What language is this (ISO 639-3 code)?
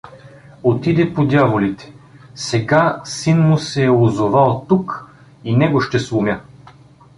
bul